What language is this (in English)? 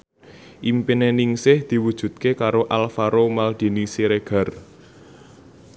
Javanese